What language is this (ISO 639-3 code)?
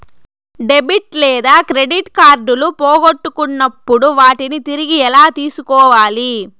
tel